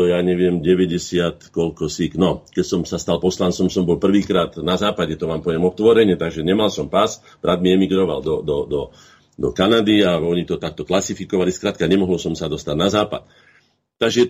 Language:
Slovak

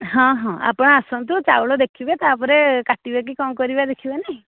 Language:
Odia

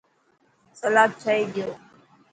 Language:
Dhatki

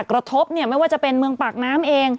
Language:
Thai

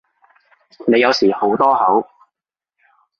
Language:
Cantonese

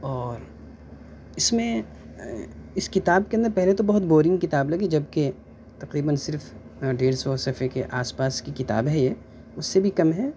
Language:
Urdu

